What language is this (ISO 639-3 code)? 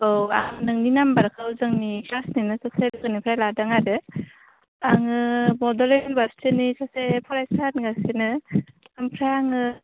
brx